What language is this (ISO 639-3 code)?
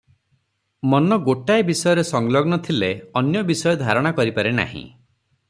ori